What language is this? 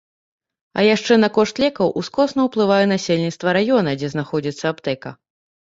Belarusian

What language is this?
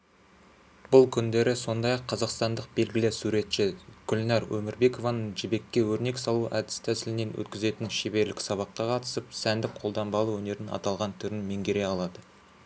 Kazakh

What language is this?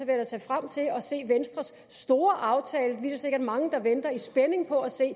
Danish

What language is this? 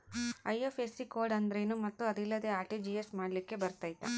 Kannada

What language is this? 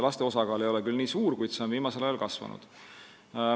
Estonian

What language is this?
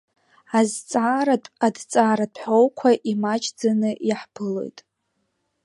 Abkhazian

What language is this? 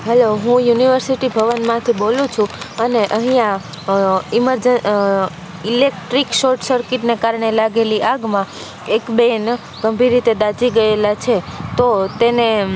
Gujarati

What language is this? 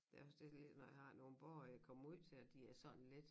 Danish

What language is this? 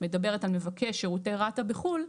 Hebrew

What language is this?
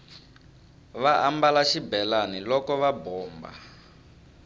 Tsonga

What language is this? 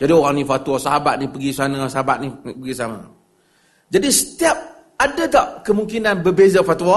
Malay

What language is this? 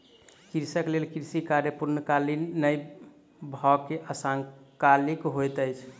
Maithili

